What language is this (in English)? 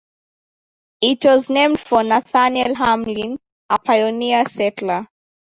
English